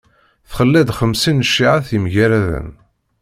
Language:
Kabyle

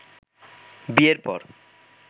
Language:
Bangla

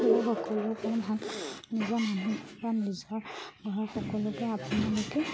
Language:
Assamese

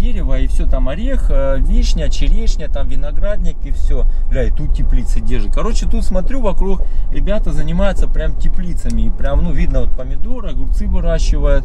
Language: Russian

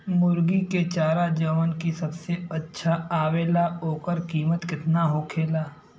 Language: Bhojpuri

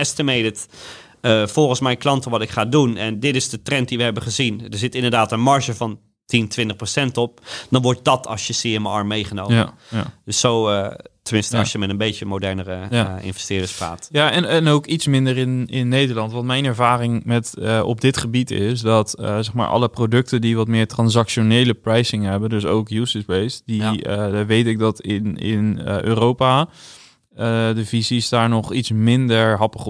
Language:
Dutch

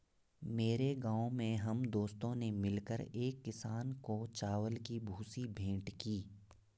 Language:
Hindi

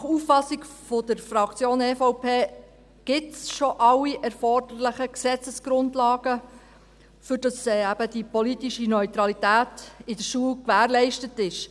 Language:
Swiss German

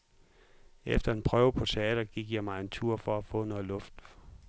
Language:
Danish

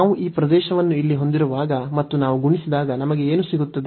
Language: Kannada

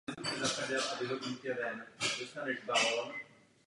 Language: Czech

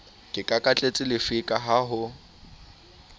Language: Southern Sotho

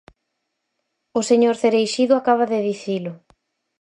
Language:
Galician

